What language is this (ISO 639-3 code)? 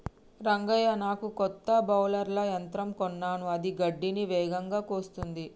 tel